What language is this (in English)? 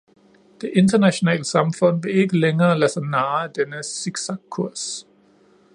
Danish